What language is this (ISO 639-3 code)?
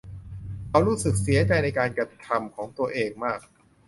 tha